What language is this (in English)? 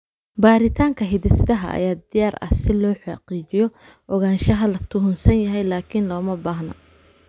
Somali